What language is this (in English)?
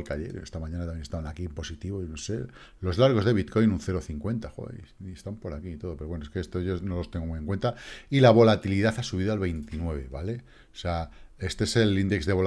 Spanish